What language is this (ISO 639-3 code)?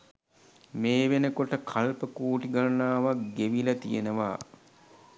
sin